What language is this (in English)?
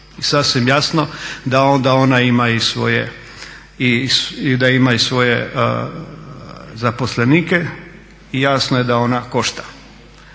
Croatian